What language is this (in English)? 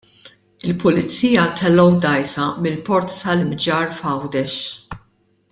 Maltese